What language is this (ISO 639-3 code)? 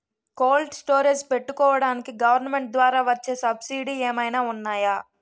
tel